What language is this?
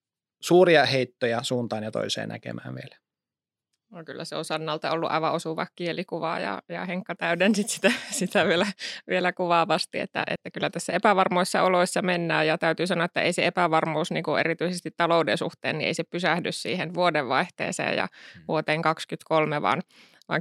Finnish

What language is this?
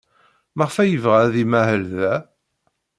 Kabyle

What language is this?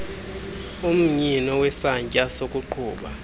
Xhosa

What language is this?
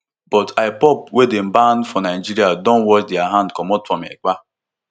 Nigerian Pidgin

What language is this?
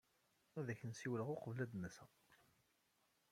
Kabyle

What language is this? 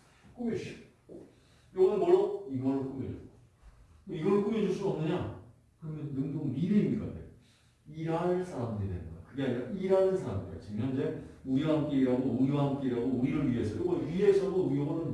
Korean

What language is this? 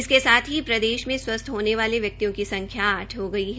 Hindi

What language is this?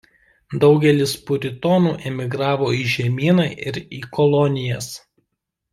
Lithuanian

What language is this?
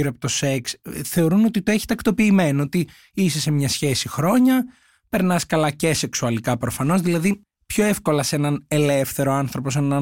Greek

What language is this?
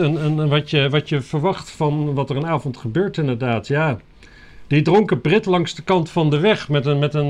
Dutch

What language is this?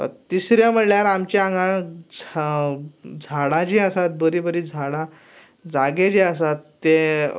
Konkani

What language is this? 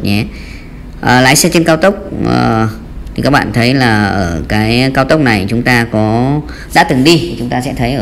Vietnamese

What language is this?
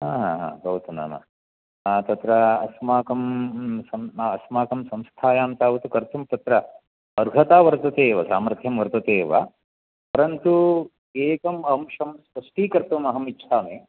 Sanskrit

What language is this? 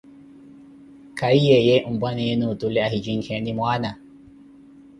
Koti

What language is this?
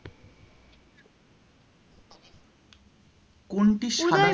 Bangla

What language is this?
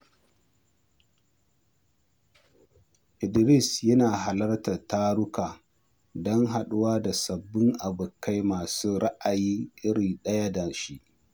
Hausa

